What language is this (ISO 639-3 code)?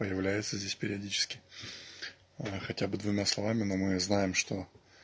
rus